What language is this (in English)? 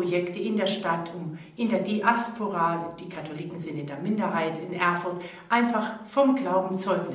German